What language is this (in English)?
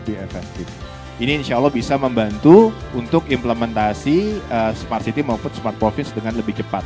Indonesian